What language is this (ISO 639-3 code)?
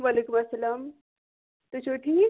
kas